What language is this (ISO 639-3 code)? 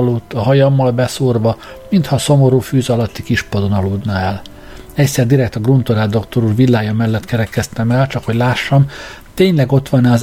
hun